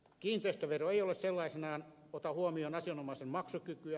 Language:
Finnish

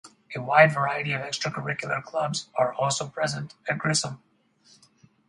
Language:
English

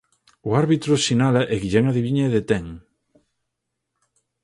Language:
Galician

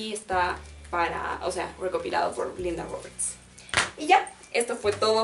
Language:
Spanish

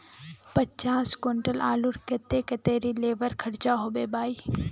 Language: Magahi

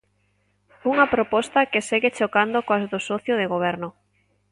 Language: Galician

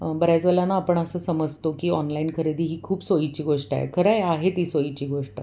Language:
Marathi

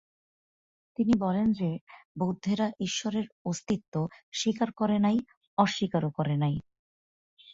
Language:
Bangla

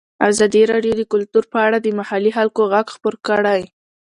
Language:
Pashto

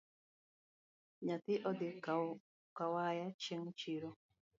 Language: Luo (Kenya and Tanzania)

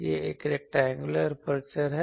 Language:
Hindi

